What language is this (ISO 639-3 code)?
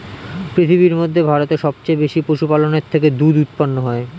ben